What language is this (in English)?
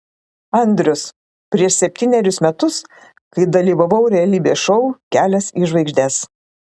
Lithuanian